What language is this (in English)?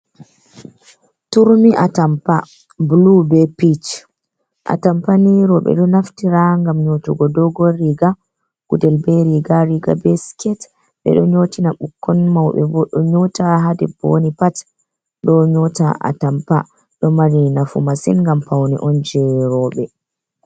Fula